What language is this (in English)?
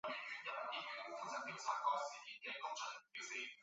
Chinese